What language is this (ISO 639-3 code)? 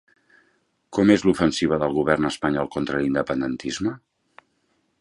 cat